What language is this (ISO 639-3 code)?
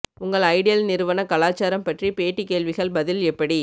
tam